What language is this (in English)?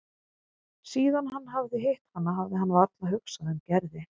Icelandic